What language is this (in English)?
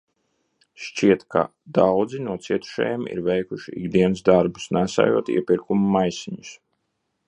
Latvian